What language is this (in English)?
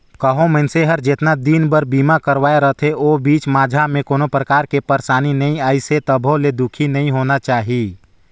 Chhattisgarhi